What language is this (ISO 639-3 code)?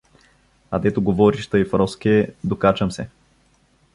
bul